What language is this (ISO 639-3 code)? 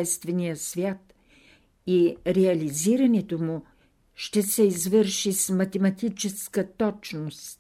bul